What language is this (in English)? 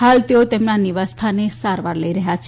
Gujarati